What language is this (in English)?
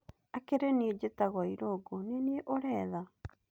Kikuyu